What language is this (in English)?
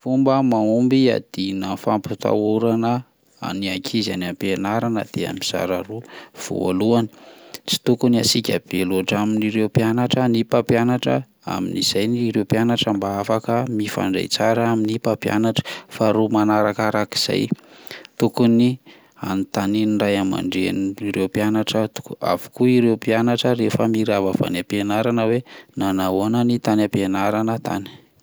Malagasy